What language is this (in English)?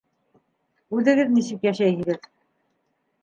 Bashkir